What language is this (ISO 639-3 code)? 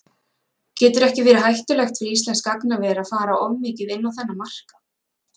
isl